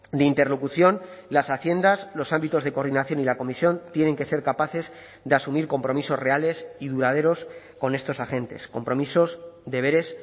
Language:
Spanish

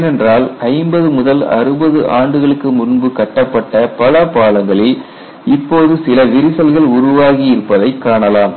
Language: Tamil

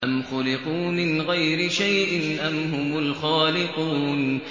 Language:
Arabic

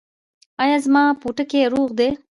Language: Pashto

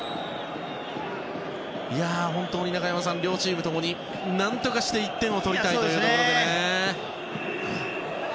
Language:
Japanese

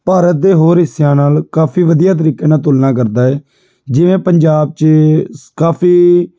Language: Punjabi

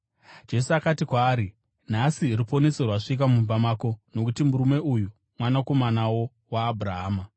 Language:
Shona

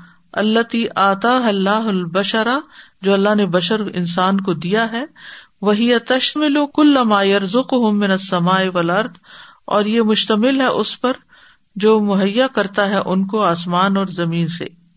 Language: Urdu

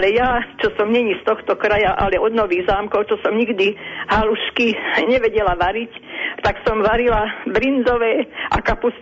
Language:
Slovak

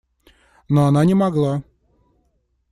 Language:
Russian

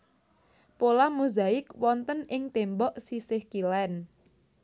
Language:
Javanese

